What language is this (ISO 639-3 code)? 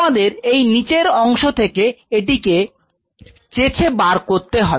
ben